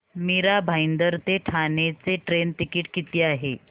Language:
Marathi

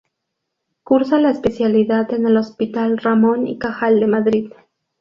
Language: Spanish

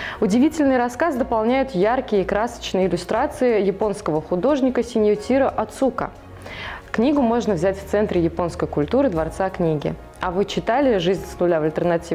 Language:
Russian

